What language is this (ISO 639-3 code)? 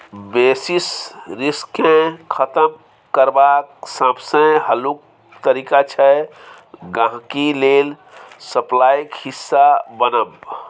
mai